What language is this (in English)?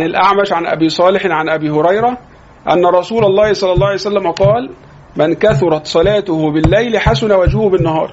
Arabic